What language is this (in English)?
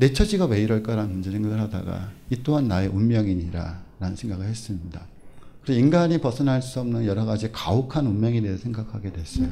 Korean